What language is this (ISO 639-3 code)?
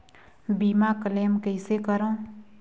hne